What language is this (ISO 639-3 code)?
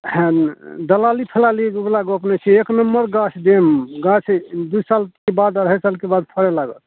mai